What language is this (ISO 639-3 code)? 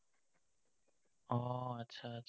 asm